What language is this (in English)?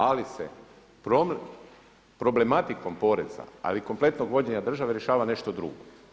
Croatian